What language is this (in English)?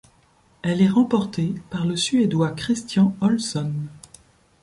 French